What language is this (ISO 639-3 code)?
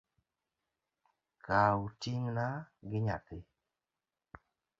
luo